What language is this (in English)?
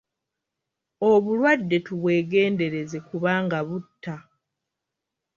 Ganda